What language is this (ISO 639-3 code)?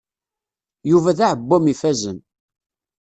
kab